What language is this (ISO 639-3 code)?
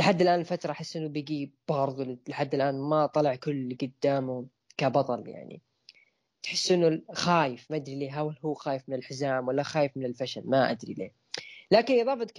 ara